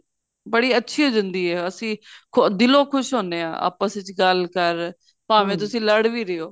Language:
Punjabi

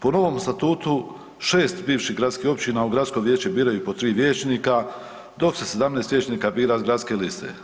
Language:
Croatian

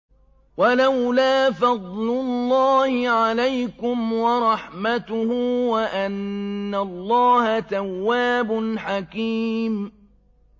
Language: Arabic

